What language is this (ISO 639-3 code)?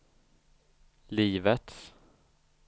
swe